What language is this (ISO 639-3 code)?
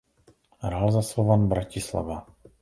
ces